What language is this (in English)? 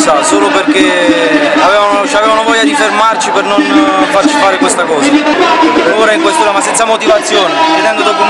Italian